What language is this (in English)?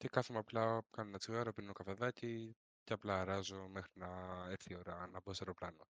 Greek